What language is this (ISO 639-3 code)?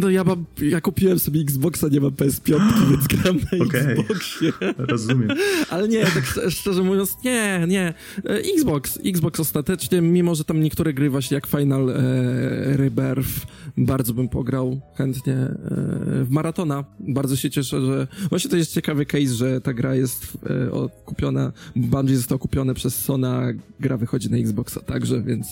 pol